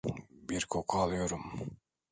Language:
Turkish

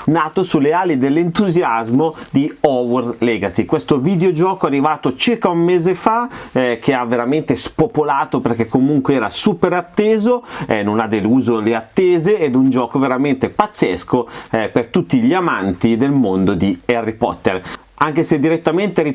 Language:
Italian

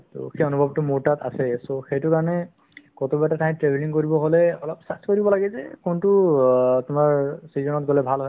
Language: Assamese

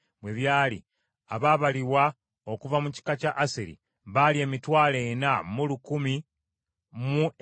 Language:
Ganda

